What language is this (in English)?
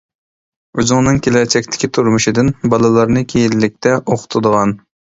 Uyghur